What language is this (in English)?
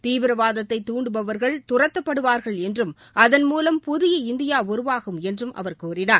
Tamil